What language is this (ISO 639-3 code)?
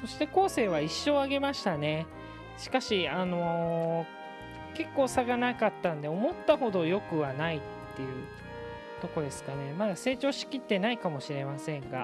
jpn